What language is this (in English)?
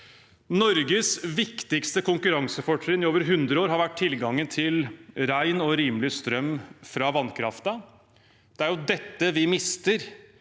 Norwegian